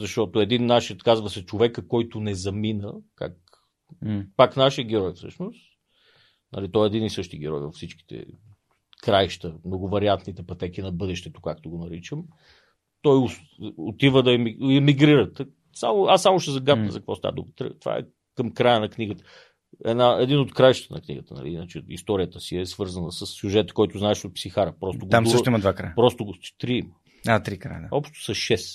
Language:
Bulgarian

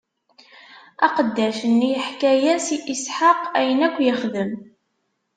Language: Kabyle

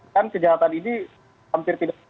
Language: Indonesian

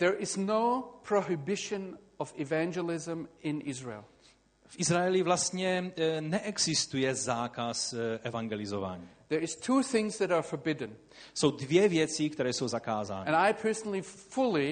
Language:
Czech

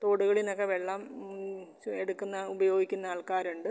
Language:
Malayalam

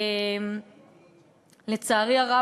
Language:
Hebrew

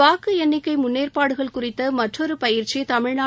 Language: Tamil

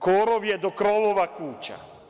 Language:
Serbian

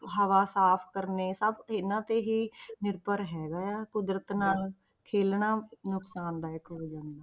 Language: Punjabi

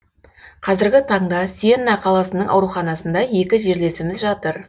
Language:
Kazakh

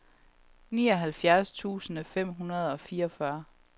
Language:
Danish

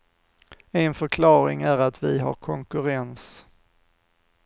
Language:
Swedish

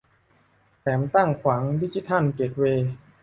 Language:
Thai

